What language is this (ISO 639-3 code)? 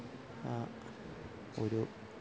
mal